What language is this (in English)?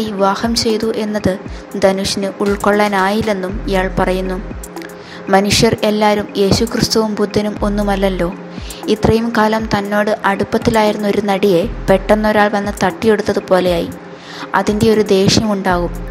Malayalam